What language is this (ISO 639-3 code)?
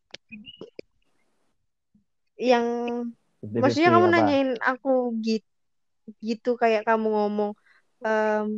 ind